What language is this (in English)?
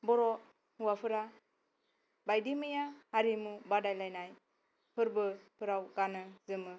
Bodo